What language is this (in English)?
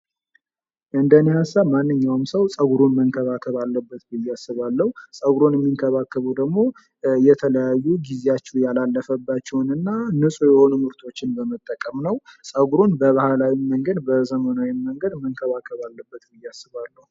Amharic